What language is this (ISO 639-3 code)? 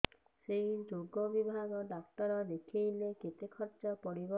ori